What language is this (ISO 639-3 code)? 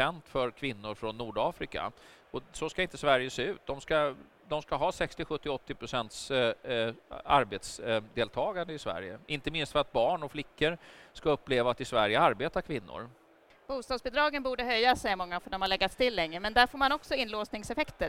swe